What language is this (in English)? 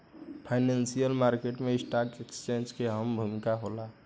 Bhojpuri